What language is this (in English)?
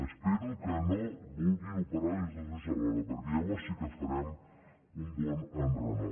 Catalan